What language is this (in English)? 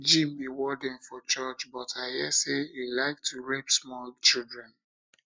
Nigerian Pidgin